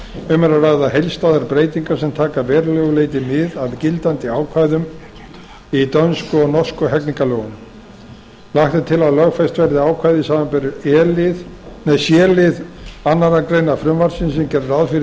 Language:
Icelandic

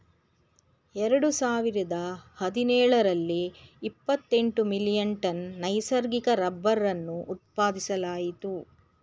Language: Kannada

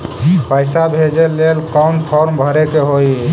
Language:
Magahi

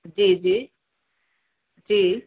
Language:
Sindhi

